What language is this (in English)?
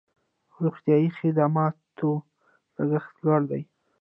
Pashto